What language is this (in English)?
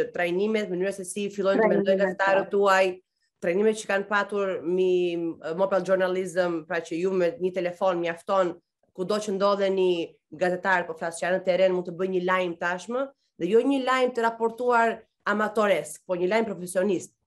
Romanian